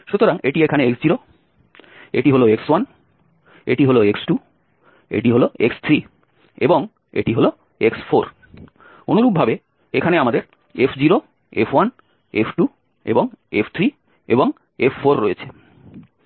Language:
Bangla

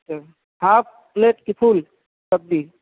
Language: Urdu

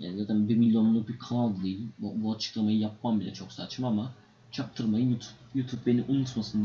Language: Turkish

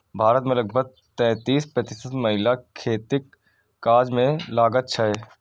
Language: Maithili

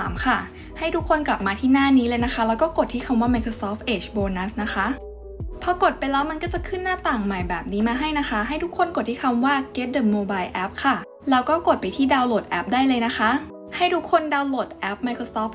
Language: Thai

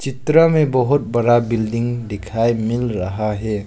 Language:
Hindi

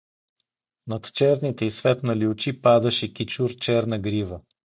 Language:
Bulgarian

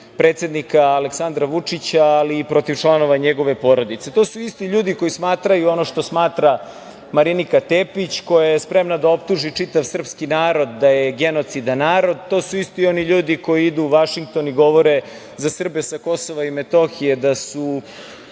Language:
Serbian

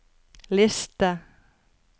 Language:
Norwegian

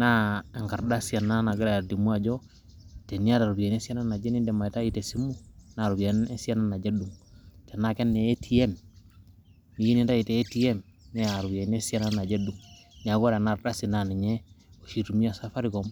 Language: Masai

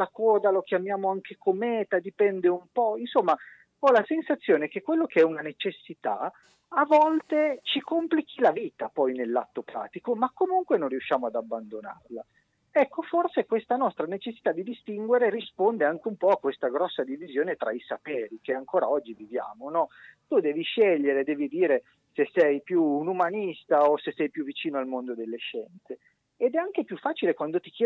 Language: Italian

